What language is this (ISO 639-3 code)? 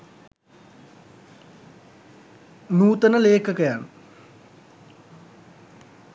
sin